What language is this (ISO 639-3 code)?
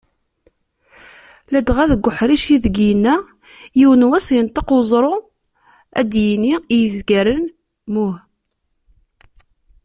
kab